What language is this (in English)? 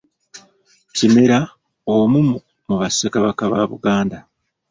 Ganda